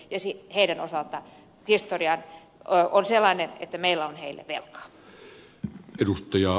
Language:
Finnish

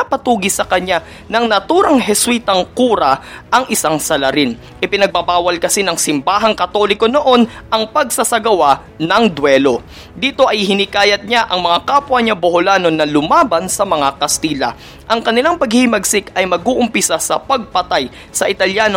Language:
Filipino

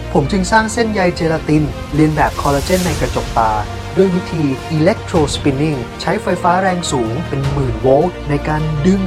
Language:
Thai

